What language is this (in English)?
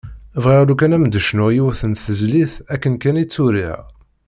Kabyle